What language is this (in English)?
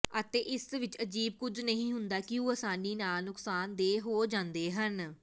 Punjabi